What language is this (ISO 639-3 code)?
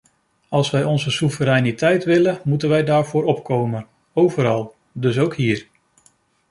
nld